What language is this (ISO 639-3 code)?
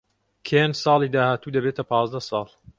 ckb